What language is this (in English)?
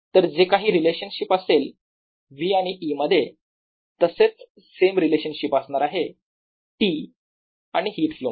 Marathi